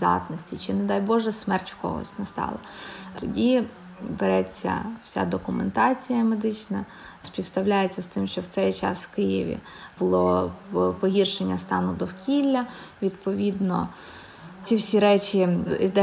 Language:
Ukrainian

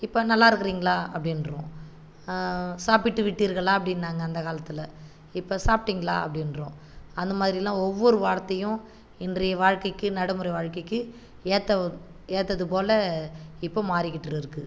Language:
Tamil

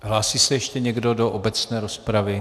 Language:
Czech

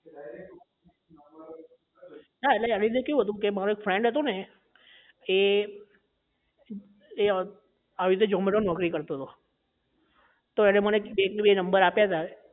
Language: Gujarati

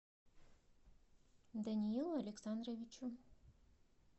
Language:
Russian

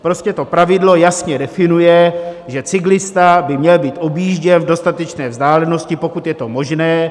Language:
Czech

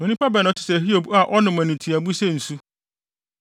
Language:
Akan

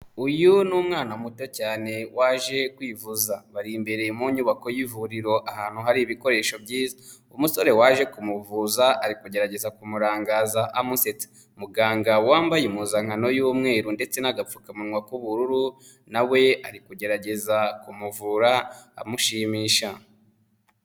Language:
Kinyarwanda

